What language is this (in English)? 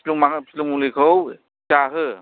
Bodo